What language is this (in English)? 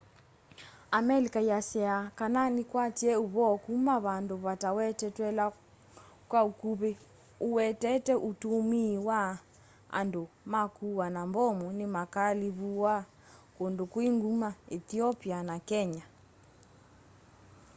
Kamba